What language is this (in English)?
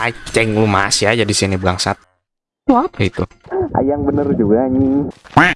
Indonesian